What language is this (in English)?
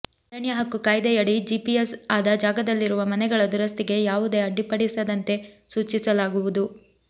Kannada